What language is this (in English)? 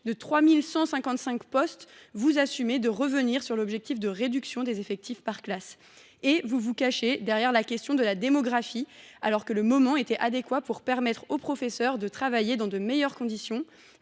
French